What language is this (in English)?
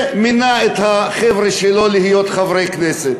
Hebrew